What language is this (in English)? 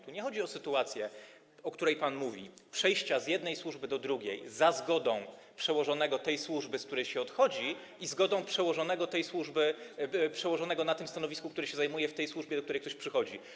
Polish